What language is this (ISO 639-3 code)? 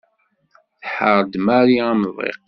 kab